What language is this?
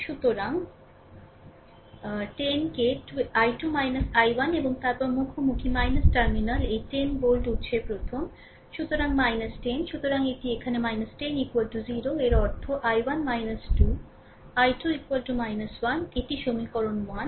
Bangla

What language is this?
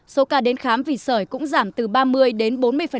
Vietnamese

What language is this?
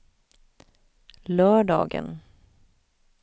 Swedish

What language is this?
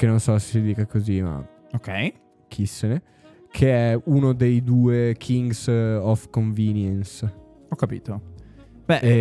Italian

